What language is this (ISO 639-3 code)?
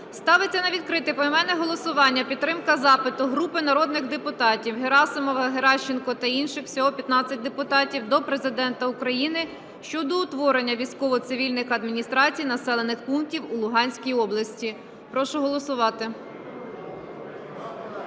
ukr